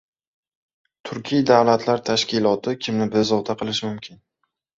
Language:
Uzbek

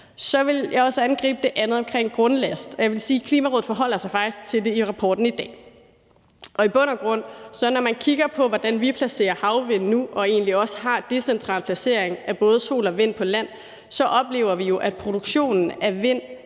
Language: Danish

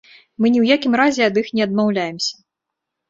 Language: Belarusian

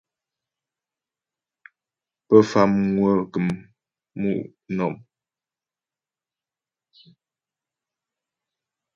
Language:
Ghomala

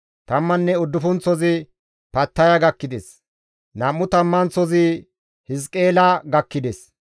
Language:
Gamo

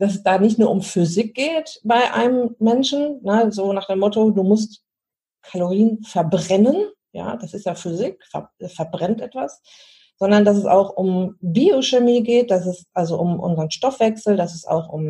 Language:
German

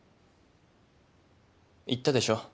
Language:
Japanese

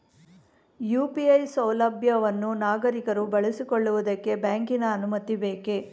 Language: Kannada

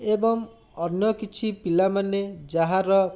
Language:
Odia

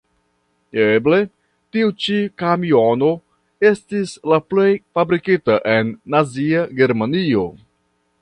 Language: Esperanto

